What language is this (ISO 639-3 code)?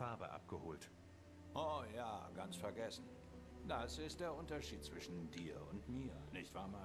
deu